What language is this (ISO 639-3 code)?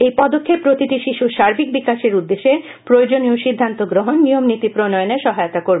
ben